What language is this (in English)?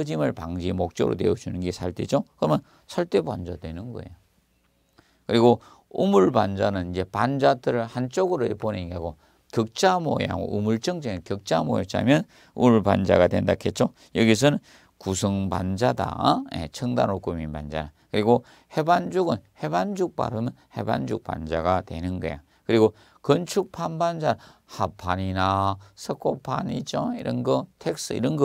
Korean